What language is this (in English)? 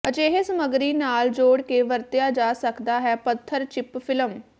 Punjabi